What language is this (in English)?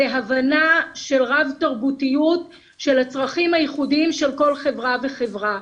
Hebrew